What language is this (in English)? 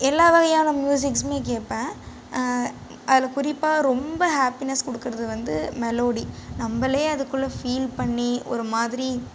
Tamil